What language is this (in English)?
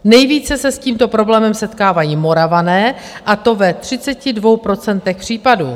Czech